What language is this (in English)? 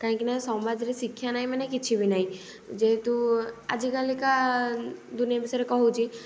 Odia